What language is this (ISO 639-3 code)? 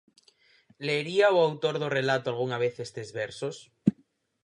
glg